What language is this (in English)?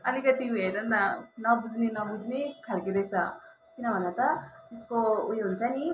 Nepali